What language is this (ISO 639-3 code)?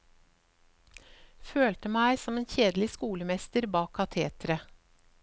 nor